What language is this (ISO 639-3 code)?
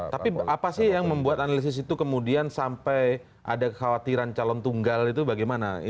ind